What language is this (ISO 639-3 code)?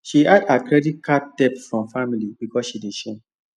pcm